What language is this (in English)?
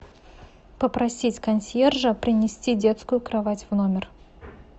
Russian